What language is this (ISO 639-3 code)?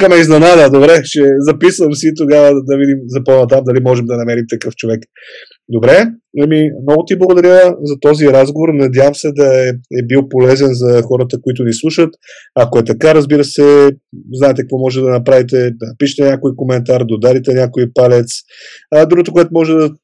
bul